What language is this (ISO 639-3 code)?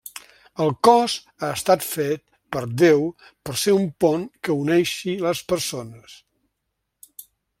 cat